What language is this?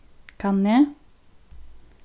Faroese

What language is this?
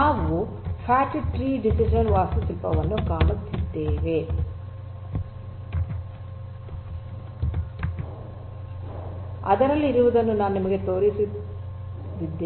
Kannada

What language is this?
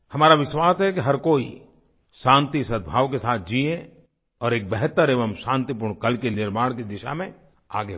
Hindi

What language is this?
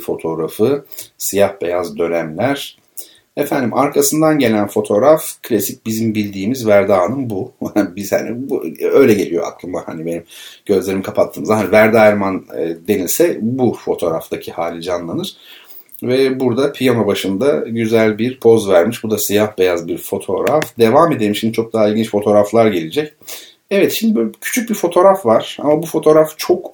Turkish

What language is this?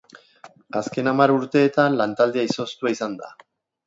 Basque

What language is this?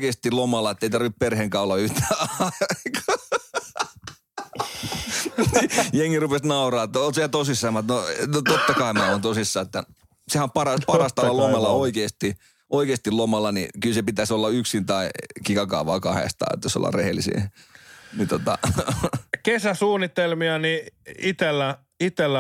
Finnish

